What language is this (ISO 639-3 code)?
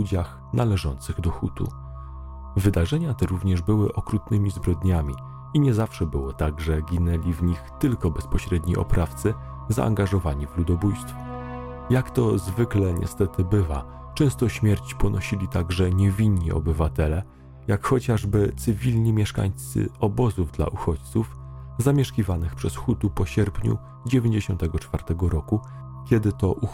pol